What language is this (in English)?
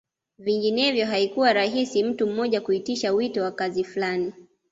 Swahili